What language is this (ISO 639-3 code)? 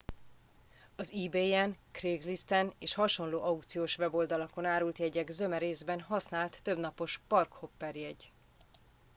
hun